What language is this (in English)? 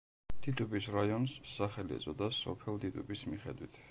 Georgian